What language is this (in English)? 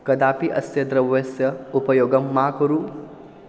Sanskrit